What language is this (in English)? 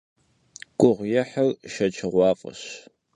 Kabardian